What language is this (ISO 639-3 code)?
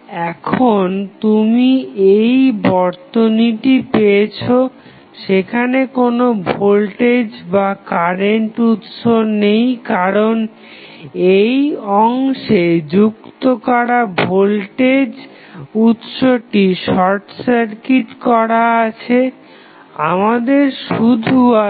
ben